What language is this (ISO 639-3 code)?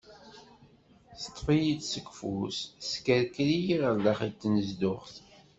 kab